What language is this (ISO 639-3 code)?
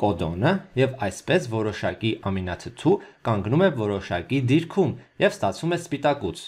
ron